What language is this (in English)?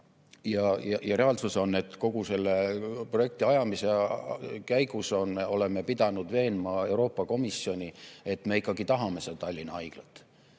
Estonian